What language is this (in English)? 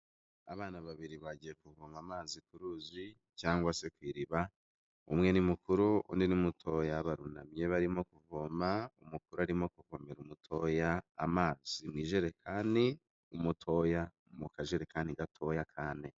Kinyarwanda